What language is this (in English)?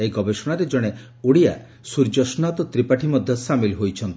Odia